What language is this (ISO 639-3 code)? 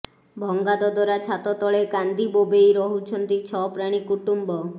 ori